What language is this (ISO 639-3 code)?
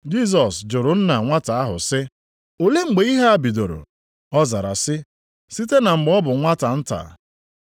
ibo